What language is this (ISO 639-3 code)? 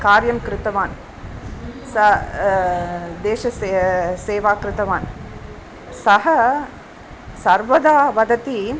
san